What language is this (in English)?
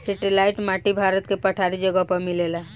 Bhojpuri